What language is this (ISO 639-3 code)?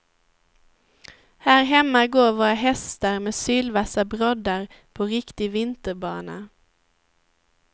swe